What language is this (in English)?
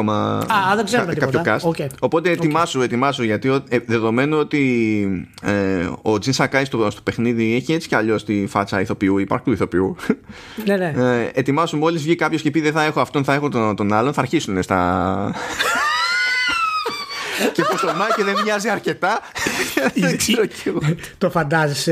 Greek